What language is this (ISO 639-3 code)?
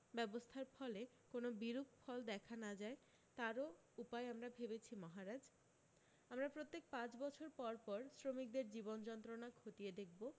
ben